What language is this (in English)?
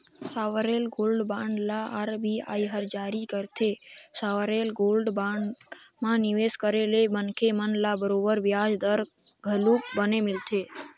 Chhattisgarhi